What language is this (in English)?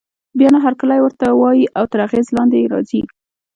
Pashto